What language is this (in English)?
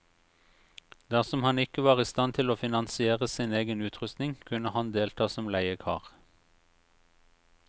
Norwegian